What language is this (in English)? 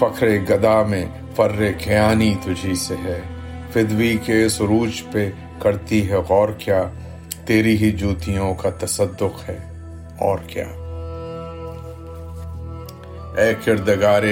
Urdu